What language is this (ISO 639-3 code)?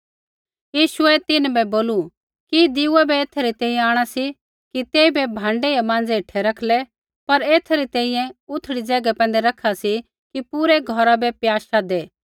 kfx